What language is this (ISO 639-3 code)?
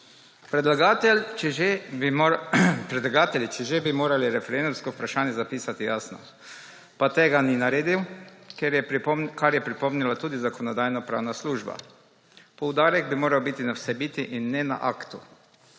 slv